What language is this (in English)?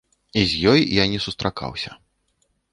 Belarusian